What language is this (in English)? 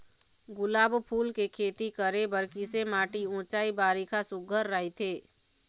Chhattisgarhi